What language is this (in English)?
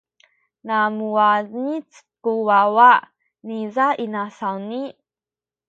Sakizaya